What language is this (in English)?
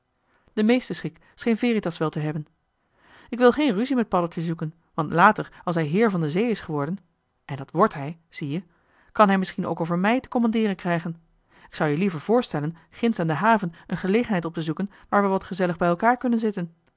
Dutch